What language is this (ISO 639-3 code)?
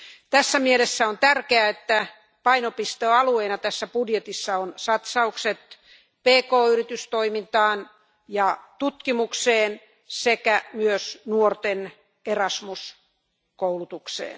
fin